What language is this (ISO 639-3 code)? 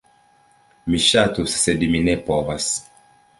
epo